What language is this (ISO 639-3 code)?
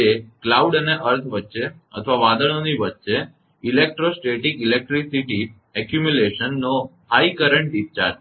guj